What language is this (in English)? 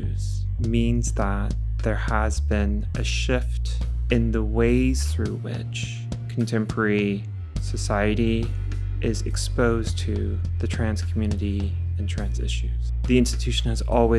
English